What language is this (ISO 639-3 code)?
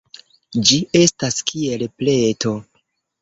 epo